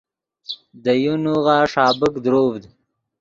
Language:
Yidgha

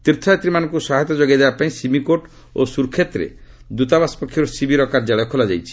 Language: Odia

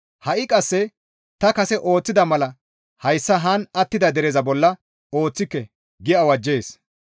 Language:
Gamo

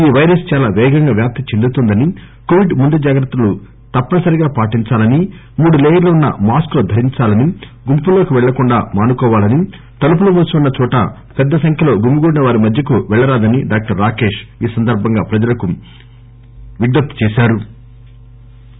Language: Telugu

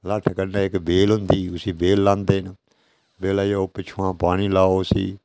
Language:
Dogri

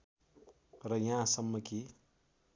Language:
Nepali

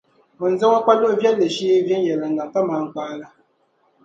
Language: Dagbani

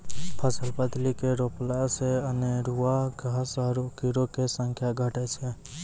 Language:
Maithili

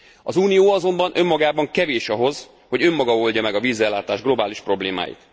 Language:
Hungarian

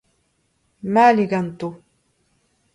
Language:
Breton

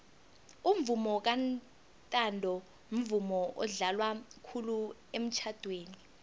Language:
South Ndebele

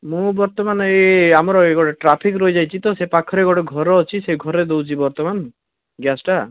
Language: Odia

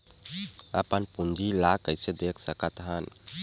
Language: Chhattisgarhi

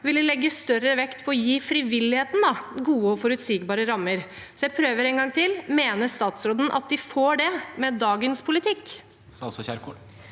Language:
Norwegian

